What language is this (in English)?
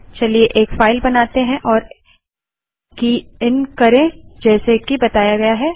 Hindi